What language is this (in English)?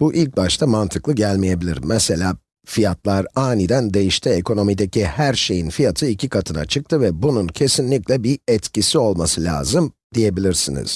Turkish